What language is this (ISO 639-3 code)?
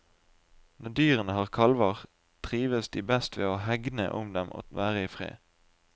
nor